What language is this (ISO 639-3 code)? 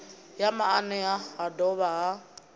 ven